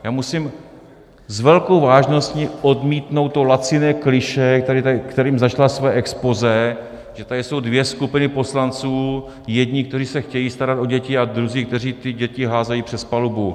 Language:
Czech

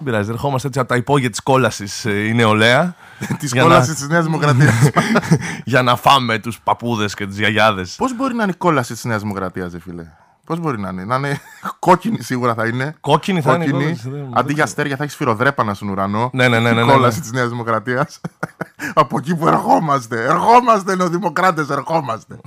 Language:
Greek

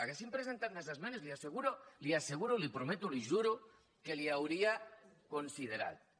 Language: Catalan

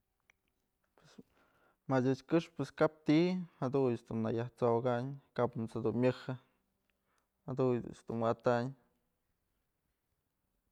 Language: Mazatlán Mixe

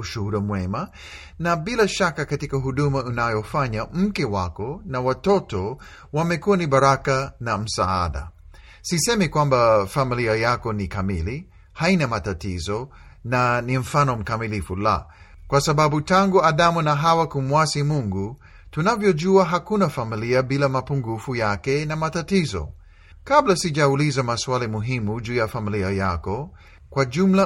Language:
Swahili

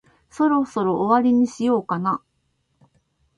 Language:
Japanese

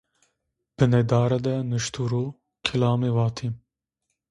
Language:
Zaza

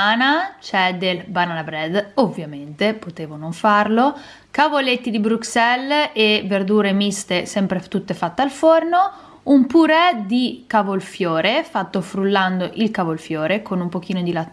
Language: Italian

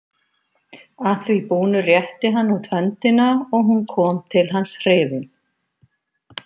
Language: Icelandic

